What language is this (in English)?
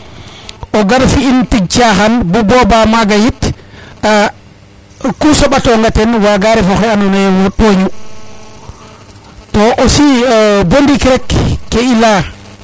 Serer